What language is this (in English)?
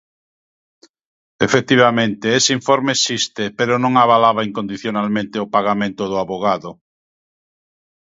Galician